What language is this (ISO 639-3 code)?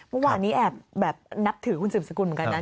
tha